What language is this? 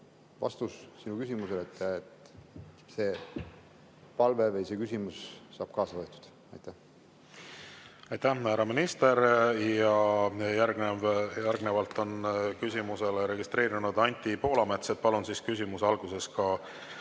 Estonian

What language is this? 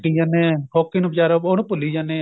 Punjabi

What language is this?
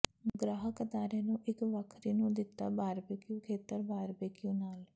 Punjabi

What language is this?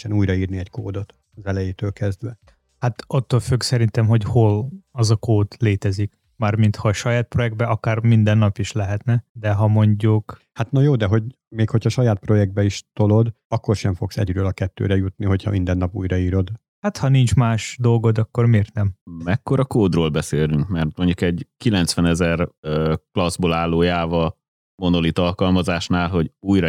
Hungarian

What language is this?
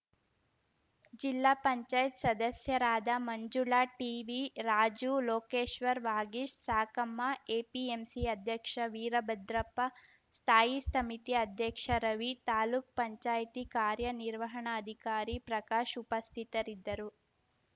Kannada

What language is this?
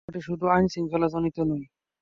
Bangla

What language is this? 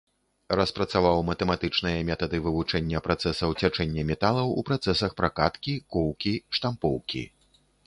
Belarusian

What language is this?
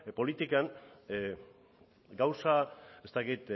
Basque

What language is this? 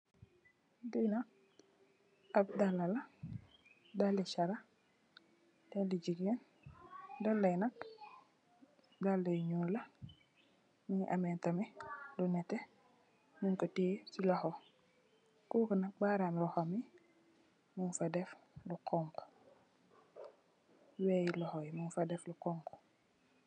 Wolof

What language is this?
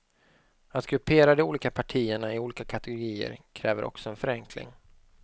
Swedish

